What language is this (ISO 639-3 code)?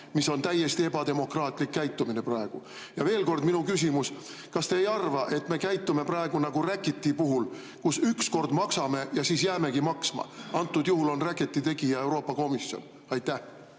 est